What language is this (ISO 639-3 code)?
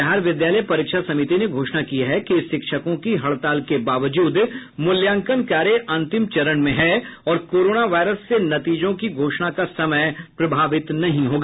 hin